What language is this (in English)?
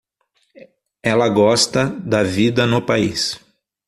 Portuguese